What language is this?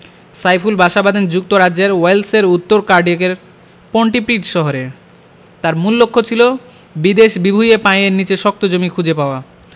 Bangla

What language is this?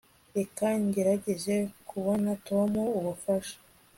Kinyarwanda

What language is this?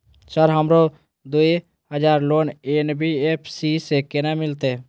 Maithili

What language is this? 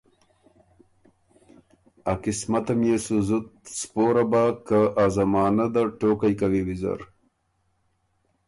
Ormuri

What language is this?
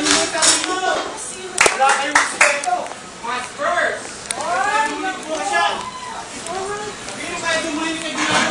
Filipino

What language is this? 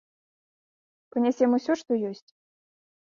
Belarusian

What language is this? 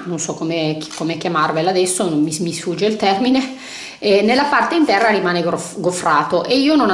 Italian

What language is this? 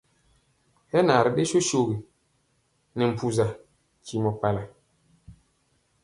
Mpiemo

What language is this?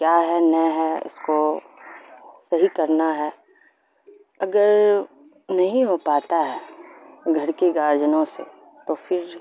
Urdu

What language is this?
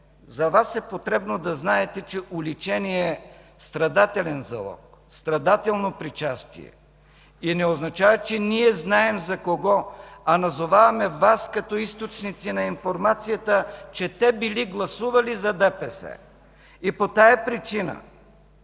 Bulgarian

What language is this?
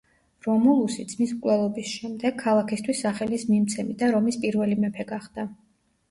Georgian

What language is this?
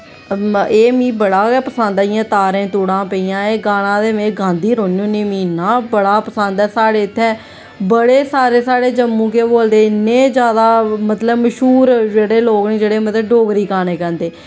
Dogri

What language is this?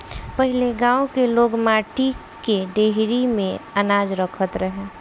Bhojpuri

